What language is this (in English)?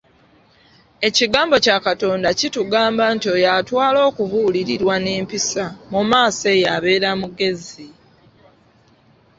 Ganda